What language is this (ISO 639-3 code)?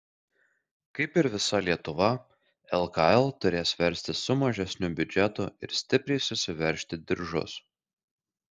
lit